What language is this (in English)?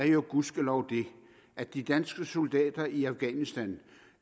Danish